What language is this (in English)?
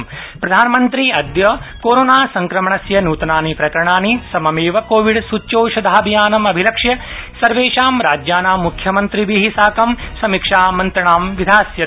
Sanskrit